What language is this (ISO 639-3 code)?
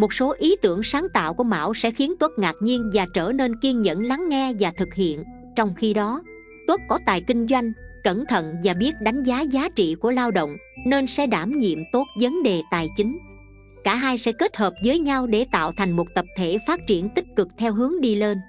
vie